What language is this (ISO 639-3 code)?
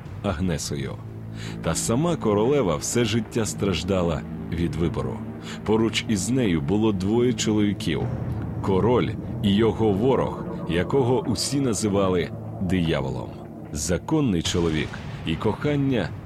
ukr